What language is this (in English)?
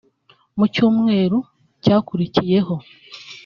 Kinyarwanda